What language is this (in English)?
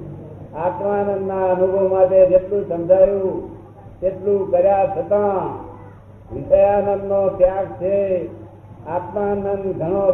Gujarati